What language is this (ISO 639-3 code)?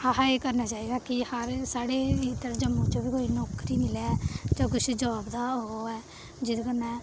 doi